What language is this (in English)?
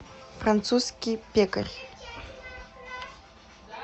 Russian